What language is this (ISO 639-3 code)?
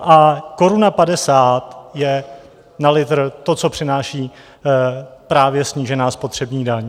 ces